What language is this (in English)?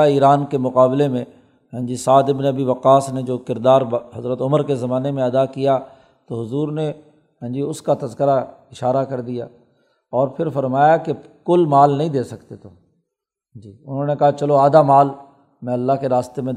Urdu